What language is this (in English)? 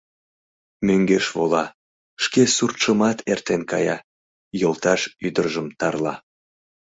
Mari